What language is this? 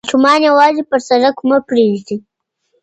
Pashto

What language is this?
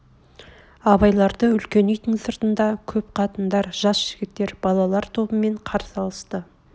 Kazakh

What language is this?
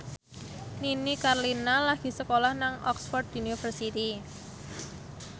Javanese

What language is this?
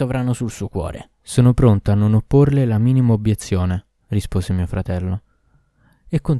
Italian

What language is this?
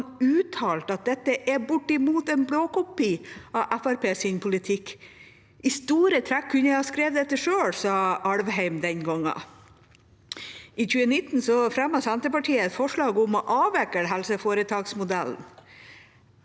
Norwegian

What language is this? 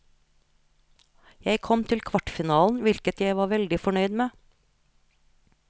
Norwegian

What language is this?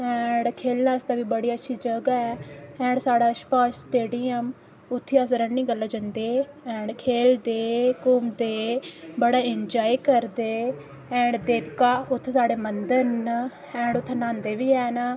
Dogri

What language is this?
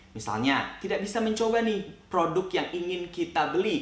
Indonesian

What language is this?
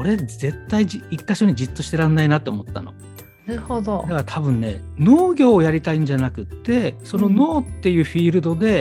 Japanese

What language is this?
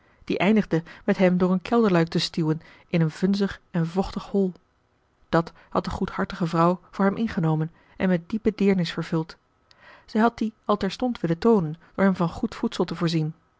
Dutch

